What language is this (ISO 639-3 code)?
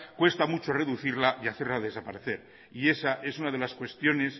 spa